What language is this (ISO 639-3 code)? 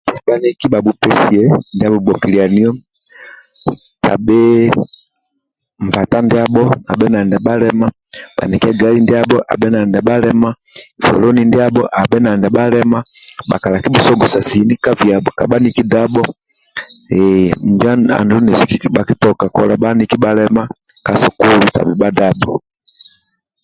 rwm